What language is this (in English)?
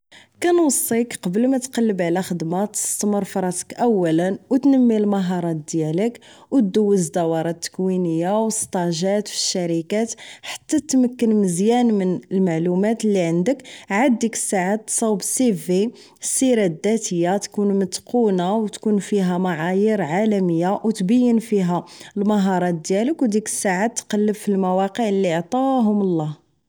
Moroccan Arabic